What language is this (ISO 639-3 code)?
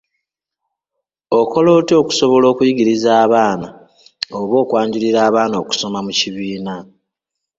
lug